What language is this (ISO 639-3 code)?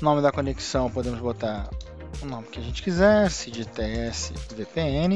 por